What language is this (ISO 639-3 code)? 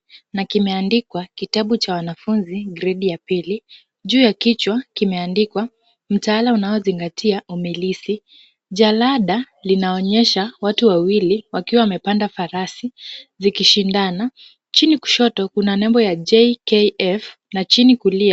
swa